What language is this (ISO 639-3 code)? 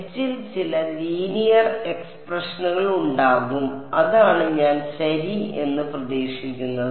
mal